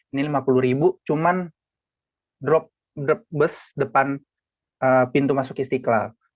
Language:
Indonesian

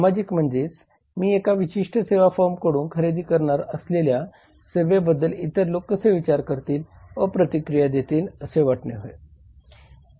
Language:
Marathi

